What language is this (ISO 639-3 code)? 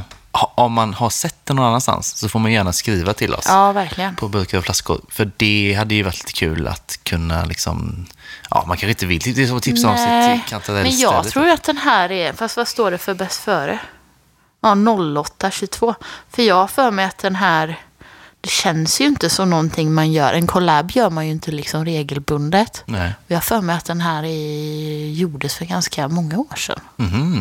swe